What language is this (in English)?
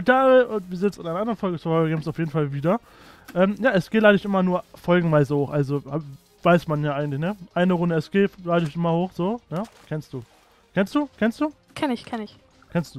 German